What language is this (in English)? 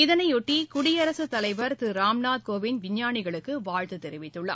Tamil